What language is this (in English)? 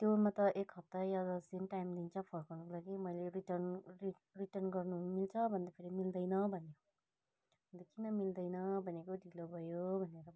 Nepali